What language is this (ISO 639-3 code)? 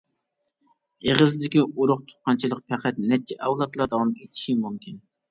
uig